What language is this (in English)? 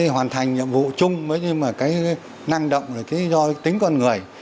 Vietnamese